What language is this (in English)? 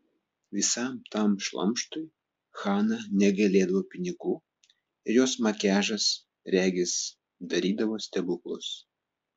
Lithuanian